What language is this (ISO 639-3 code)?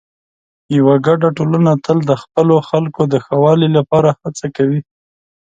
pus